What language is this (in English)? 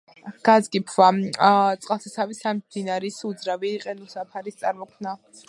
Georgian